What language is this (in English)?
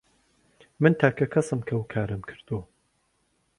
Central Kurdish